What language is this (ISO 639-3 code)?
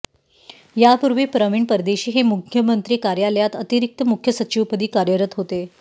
mar